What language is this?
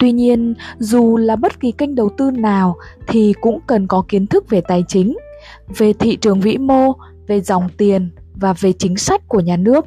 Vietnamese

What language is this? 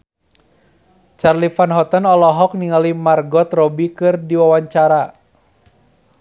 Sundanese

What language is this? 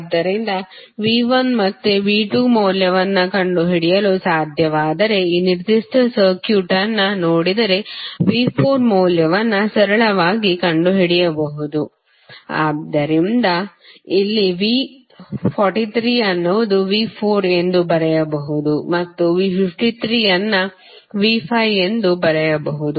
Kannada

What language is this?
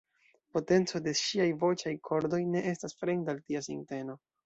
Esperanto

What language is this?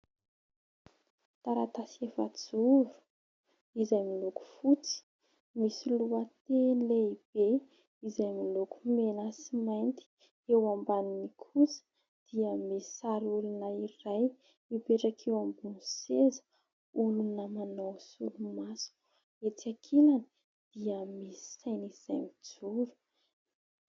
Malagasy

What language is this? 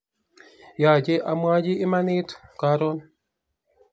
Kalenjin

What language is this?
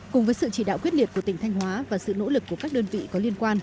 Vietnamese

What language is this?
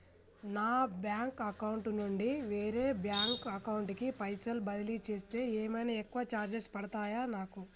Telugu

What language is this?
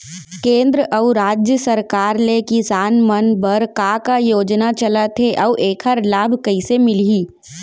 Chhattisgarhi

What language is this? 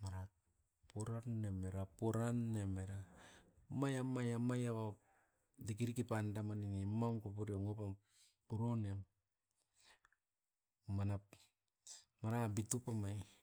Askopan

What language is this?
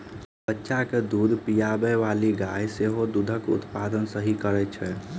Maithili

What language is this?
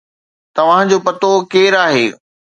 Sindhi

